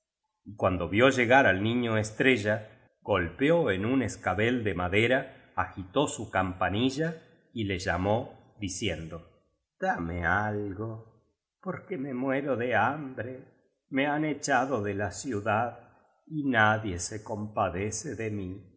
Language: Spanish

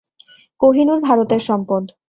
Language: Bangla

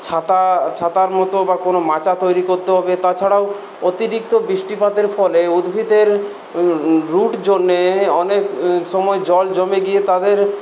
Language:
Bangla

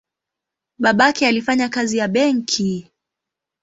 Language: Swahili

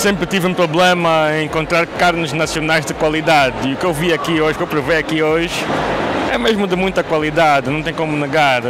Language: Portuguese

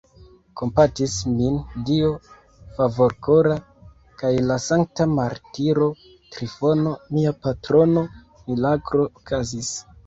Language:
Esperanto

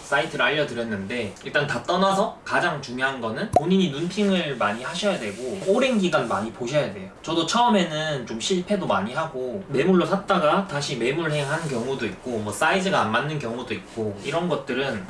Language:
Korean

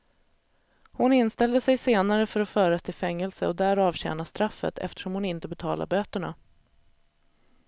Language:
Swedish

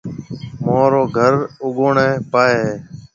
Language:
Marwari (Pakistan)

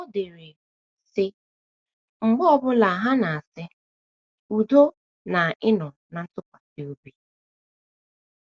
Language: Igbo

